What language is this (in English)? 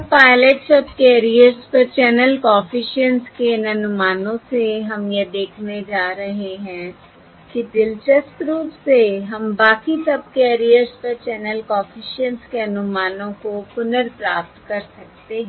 Hindi